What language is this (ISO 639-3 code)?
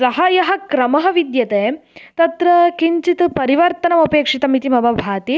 san